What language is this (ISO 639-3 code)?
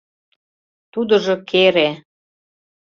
chm